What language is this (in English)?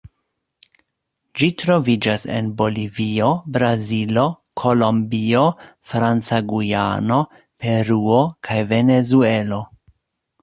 Esperanto